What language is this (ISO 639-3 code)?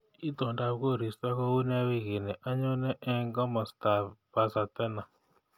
kln